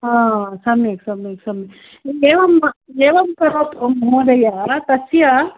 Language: Sanskrit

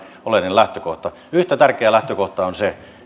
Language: Finnish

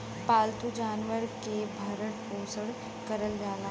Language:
Bhojpuri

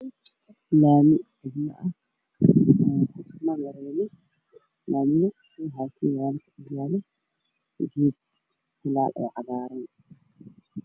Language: Somali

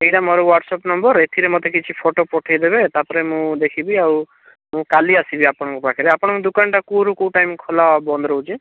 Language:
Odia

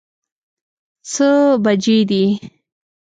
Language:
Pashto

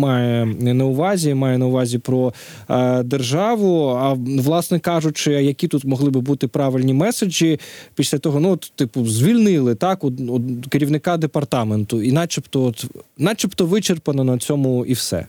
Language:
Ukrainian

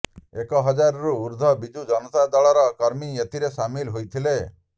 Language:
Odia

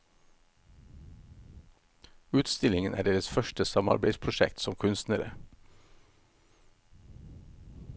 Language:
Norwegian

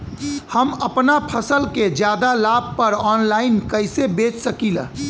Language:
Bhojpuri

